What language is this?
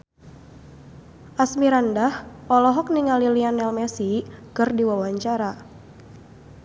Sundanese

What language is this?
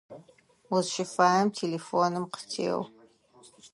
Adyghe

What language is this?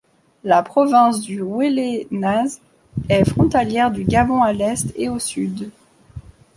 French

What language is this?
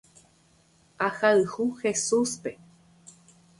Guarani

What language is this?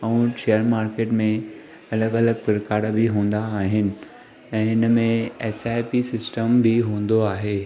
Sindhi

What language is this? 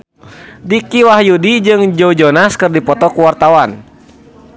Sundanese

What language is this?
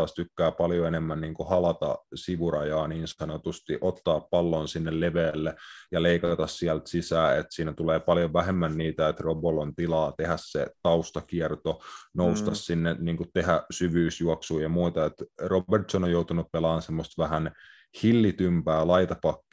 Finnish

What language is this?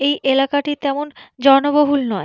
Bangla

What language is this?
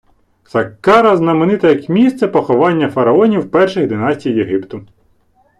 Ukrainian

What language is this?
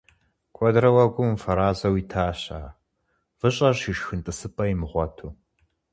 Kabardian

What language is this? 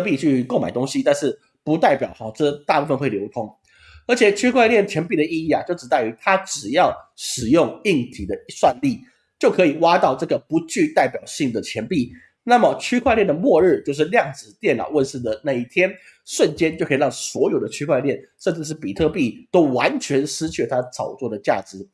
Chinese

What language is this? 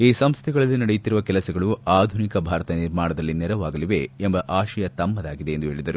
Kannada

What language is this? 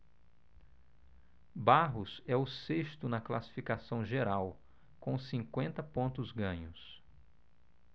Portuguese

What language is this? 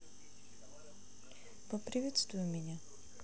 Russian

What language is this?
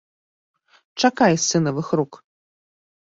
Belarusian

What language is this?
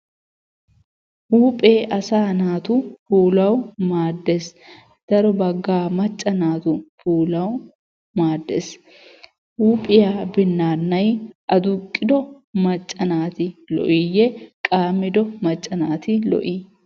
Wolaytta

